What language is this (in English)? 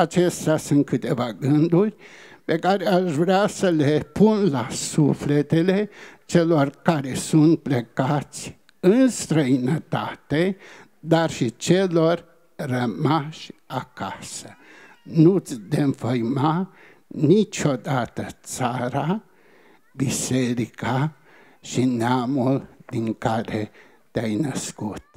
Romanian